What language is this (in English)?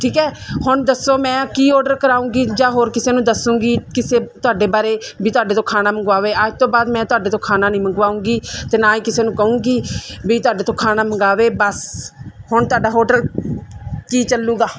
Punjabi